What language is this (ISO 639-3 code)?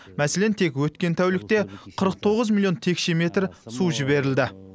kaz